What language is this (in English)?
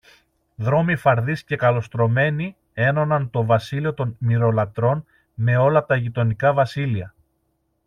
Greek